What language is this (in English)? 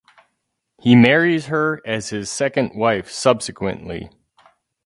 English